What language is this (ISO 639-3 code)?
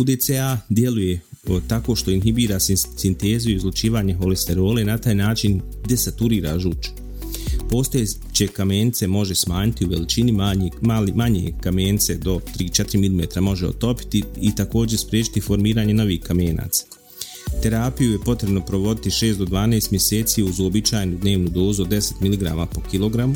hrv